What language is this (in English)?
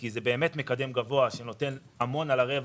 Hebrew